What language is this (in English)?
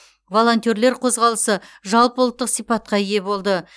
Kazakh